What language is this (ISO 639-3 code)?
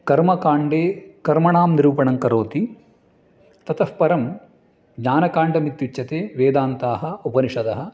san